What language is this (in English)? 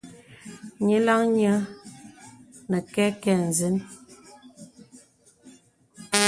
Bebele